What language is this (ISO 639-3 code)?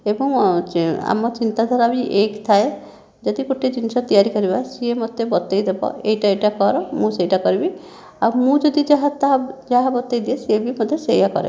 ori